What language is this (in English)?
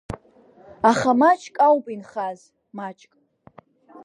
Abkhazian